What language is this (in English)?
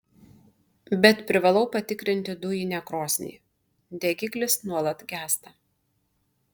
Lithuanian